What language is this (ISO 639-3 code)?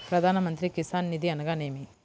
tel